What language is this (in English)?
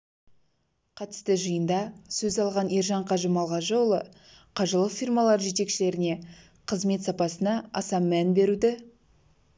Kazakh